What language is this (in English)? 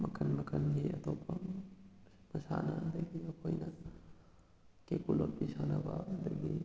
Manipuri